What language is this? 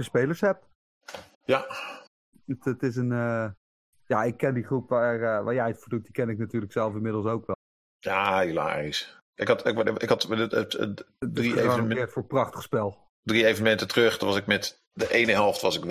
Dutch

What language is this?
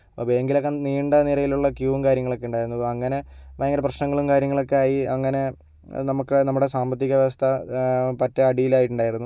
Malayalam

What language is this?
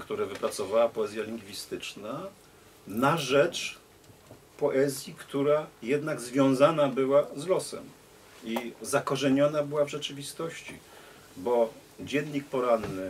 Polish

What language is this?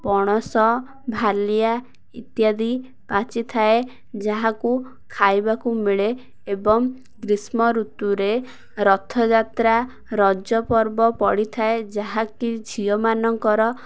Odia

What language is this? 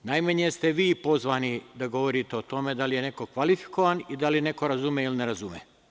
Serbian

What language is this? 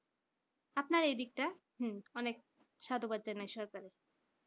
Bangla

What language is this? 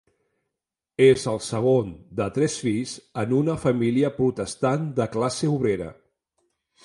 Catalan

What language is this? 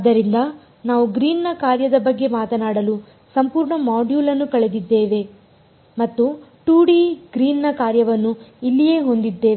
Kannada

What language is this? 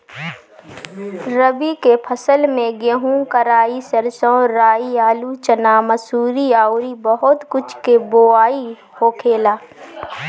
Bhojpuri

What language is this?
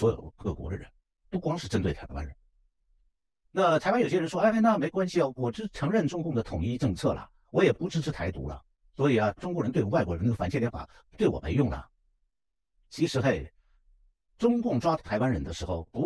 Chinese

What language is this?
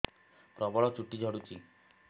Odia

